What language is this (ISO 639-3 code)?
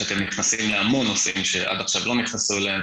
heb